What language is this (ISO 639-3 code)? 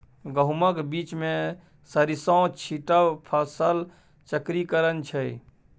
mai